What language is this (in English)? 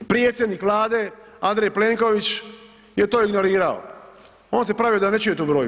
Croatian